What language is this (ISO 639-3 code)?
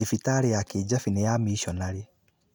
kik